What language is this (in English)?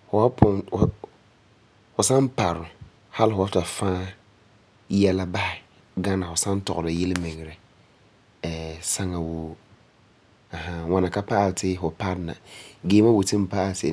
Frafra